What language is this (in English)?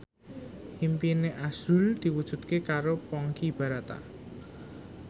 Javanese